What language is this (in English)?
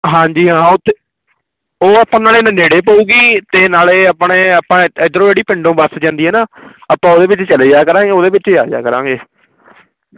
Punjabi